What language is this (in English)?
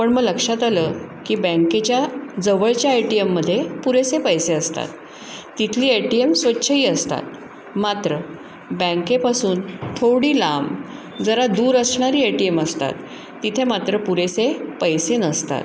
Marathi